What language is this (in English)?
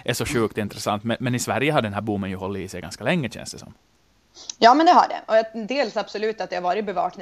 Swedish